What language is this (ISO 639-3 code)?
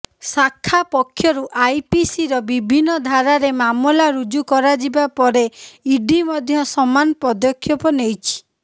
ori